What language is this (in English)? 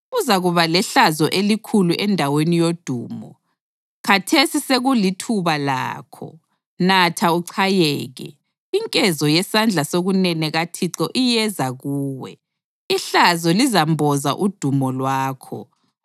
North Ndebele